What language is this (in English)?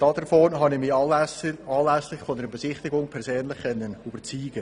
Swiss German